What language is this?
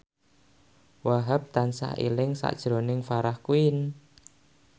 Javanese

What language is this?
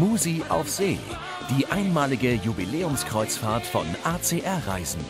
German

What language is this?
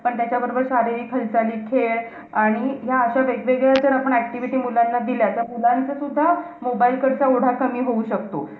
Marathi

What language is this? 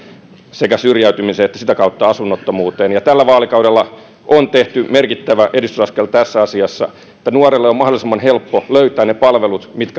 Finnish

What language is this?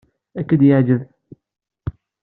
Kabyle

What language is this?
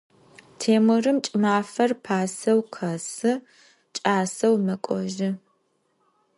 Adyghe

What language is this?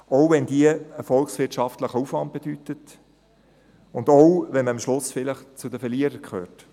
Swiss German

